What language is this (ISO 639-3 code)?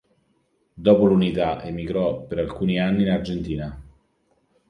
ita